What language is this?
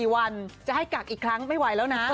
Thai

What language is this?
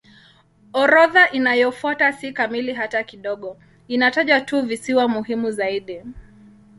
Swahili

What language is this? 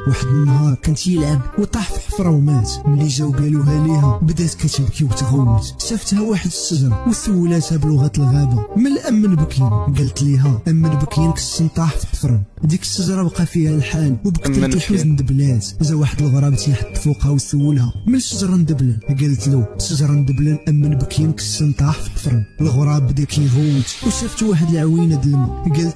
Arabic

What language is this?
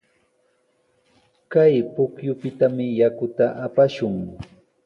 Sihuas Ancash Quechua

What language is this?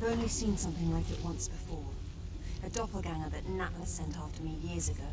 Polish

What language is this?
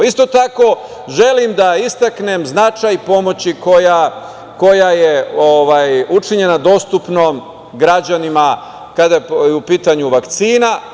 Serbian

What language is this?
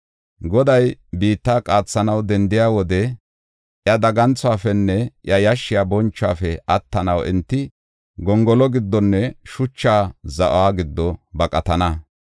Gofa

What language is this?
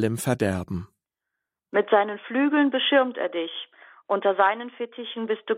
German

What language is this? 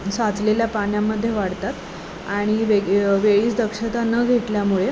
Marathi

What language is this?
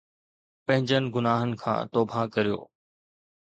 Sindhi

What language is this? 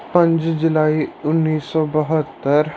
Punjabi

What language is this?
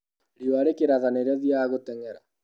Kikuyu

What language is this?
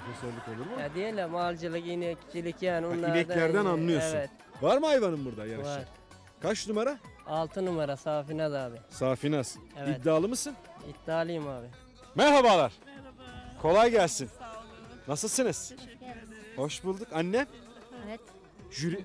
Turkish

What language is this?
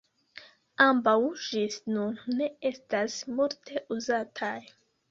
Esperanto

